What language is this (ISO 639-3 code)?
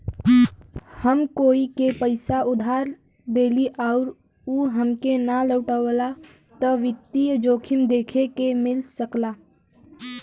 bho